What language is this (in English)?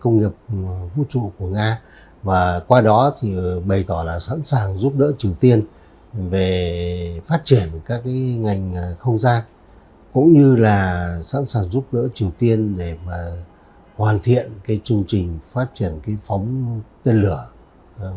Vietnamese